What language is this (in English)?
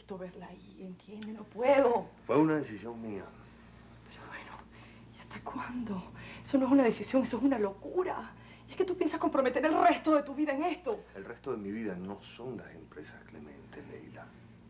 Spanish